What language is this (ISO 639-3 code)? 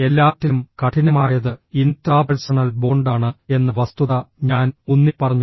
mal